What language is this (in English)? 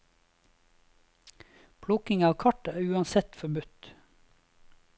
Norwegian